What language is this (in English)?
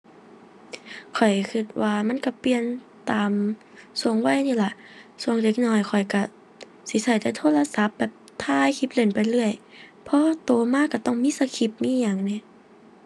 Thai